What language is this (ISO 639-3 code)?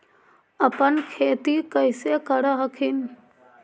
mag